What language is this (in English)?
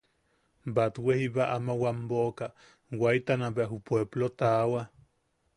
Yaqui